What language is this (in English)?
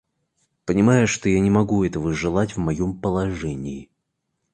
Russian